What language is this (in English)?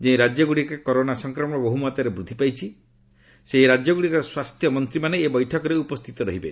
Odia